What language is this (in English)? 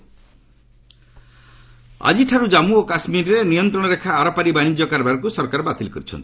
Odia